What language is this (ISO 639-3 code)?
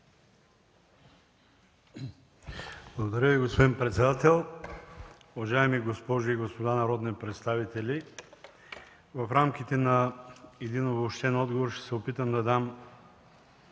bul